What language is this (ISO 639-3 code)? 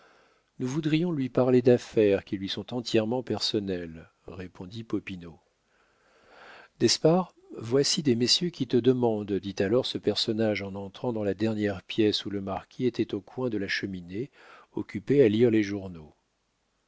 fra